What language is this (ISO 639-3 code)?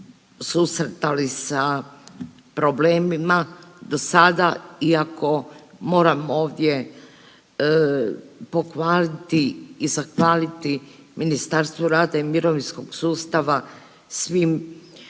hrv